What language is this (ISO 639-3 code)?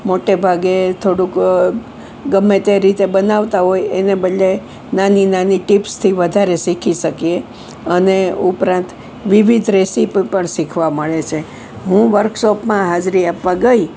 guj